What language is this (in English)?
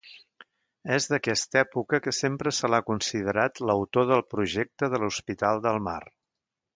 Catalan